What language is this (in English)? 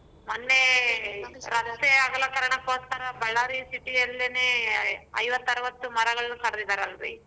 Kannada